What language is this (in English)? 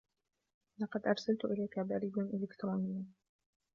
Arabic